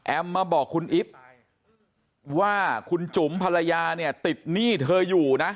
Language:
Thai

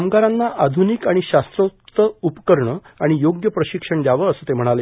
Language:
Marathi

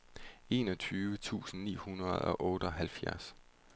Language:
Danish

